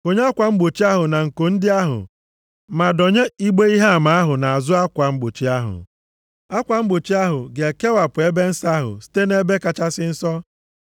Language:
Igbo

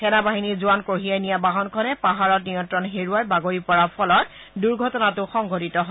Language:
Assamese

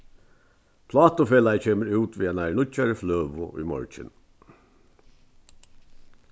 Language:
Faroese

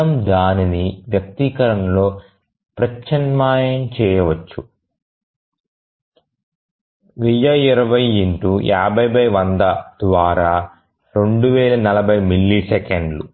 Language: Telugu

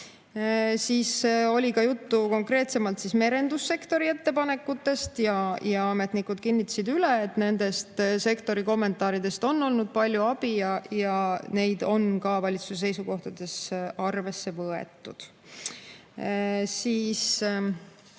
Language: Estonian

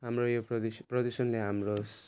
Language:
Nepali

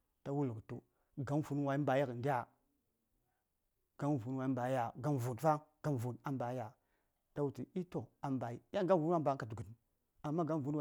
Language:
Saya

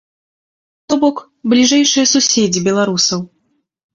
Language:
Belarusian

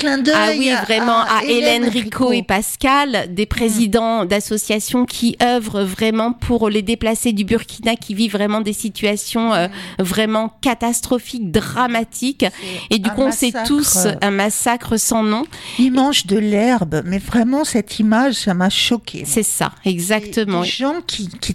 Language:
French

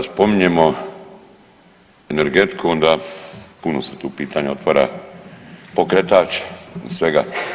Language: Croatian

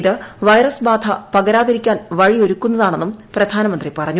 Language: Malayalam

